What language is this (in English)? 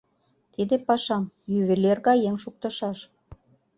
Mari